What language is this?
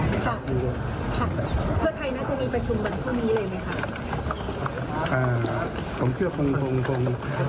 Thai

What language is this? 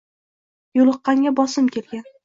Uzbek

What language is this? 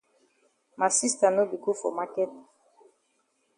Cameroon Pidgin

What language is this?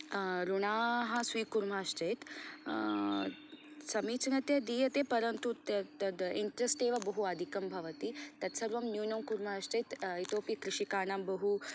Sanskrit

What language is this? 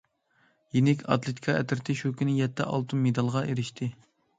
Uyghur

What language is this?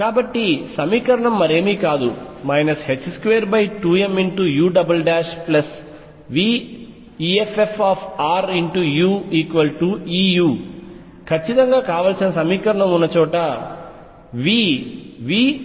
Telugu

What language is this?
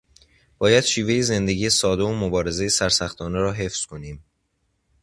Persian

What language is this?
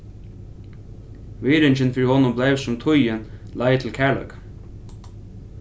Faroese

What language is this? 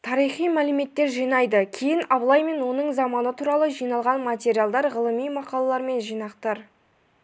Kazakh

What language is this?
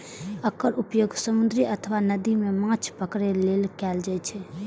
Maithili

